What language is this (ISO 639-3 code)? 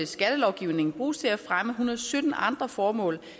dan